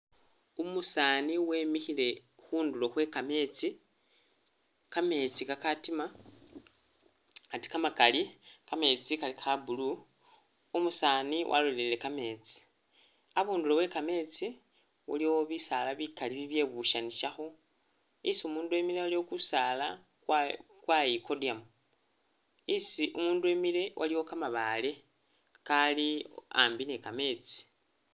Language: Masaaba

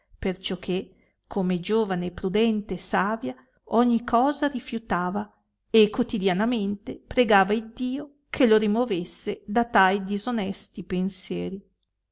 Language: Italian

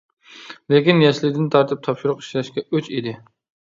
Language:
Uyghur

